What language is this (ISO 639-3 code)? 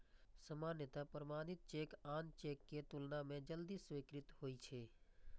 mai